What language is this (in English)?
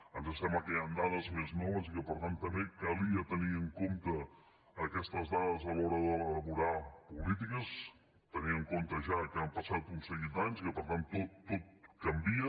Catalan